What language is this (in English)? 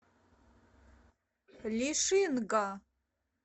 Russian